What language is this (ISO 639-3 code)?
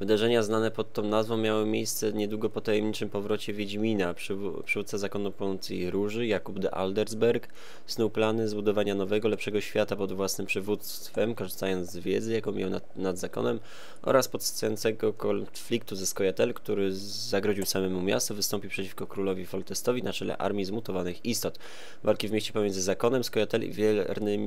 pol